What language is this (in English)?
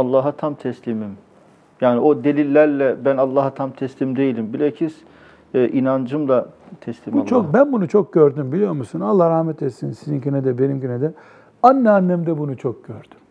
Turkish